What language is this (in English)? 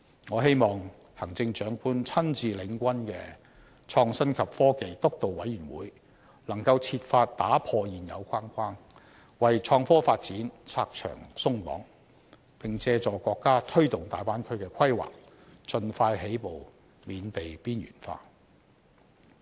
Cantonese